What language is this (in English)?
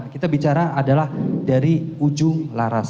Indonesian